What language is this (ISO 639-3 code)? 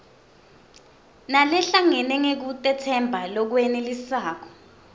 ssw